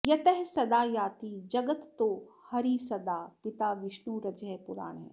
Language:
Sanskrit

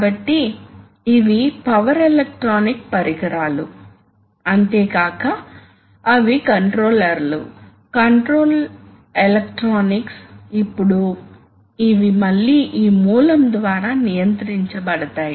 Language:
Telugu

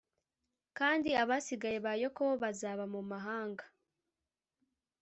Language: Kinyarwanda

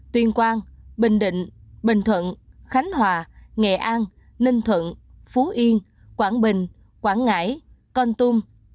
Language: Vietnamese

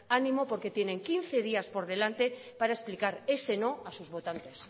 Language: Spanish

